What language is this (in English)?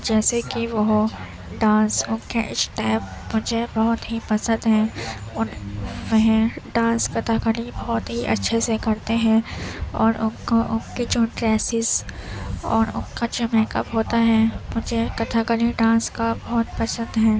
Urdu